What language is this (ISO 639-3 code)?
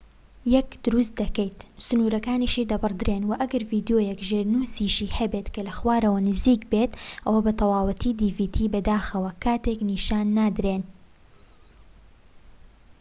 ckb